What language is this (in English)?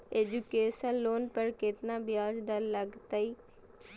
Magahi